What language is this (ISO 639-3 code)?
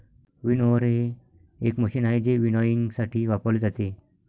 mar